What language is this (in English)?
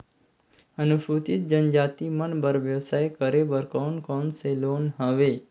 Chhattisgarhi